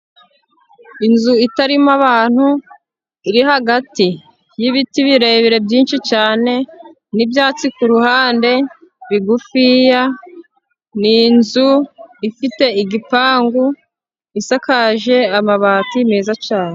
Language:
Kinyarwanda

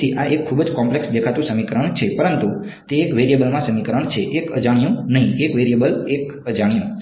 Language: Gujarati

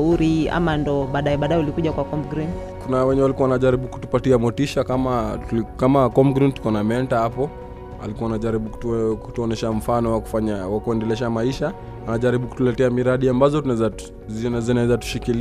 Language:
Swahili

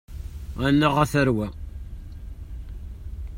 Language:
Kabyle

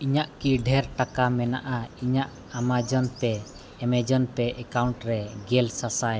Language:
Santali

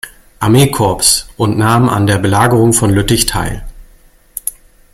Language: German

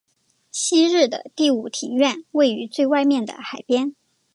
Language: Chinese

